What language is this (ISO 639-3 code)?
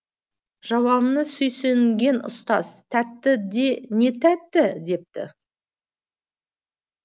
kaz